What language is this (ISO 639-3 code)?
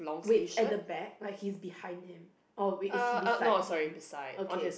eng